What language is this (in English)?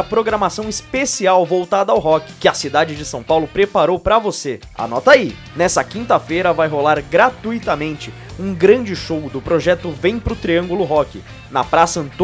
Portuguese